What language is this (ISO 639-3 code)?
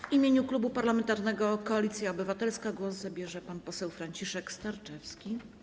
pol